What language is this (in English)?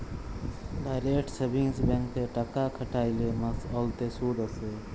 Bangla